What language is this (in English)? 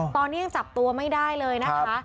Thai